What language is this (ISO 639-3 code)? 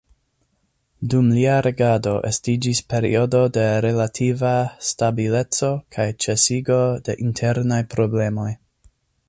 epo